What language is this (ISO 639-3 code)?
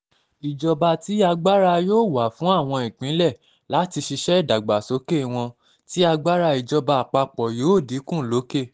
yor